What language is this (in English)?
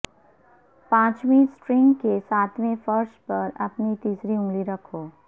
Urdu